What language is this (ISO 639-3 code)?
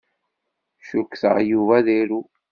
kab